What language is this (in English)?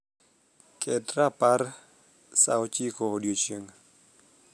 Luo (Kenya and Tanzania)